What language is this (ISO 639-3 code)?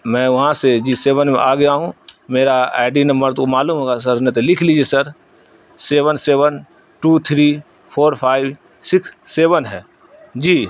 urd